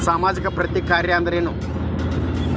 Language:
Kannada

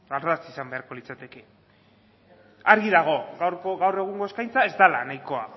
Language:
Basque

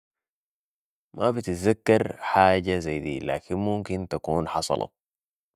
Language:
Sudanese Arabic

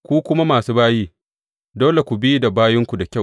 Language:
Hausa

